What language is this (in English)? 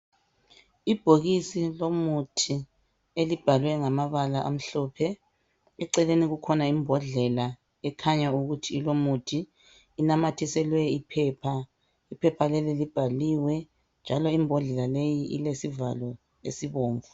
North Ndebele